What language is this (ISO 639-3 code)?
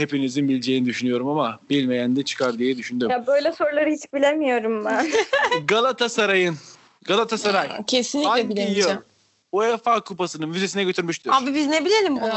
tur